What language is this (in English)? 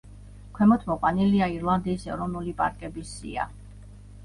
Georgian